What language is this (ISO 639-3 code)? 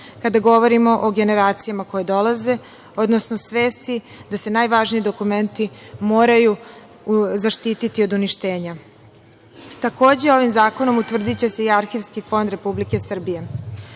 srp